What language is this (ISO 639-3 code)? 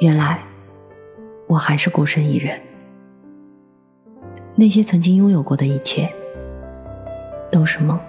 zho